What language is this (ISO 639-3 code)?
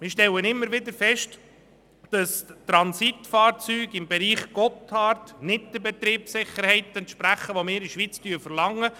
gsw